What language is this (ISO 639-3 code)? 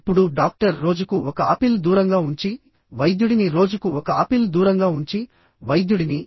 tel